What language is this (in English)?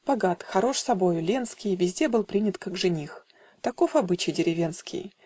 Russian